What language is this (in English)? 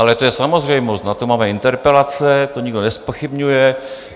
Czech